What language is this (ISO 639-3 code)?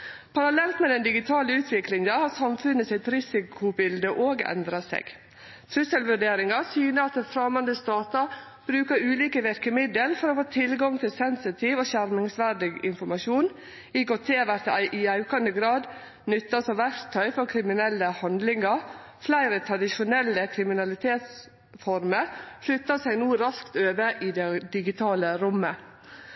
nno